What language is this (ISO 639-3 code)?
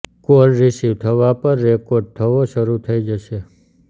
guj